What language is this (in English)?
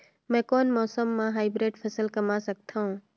Chhattisgarhi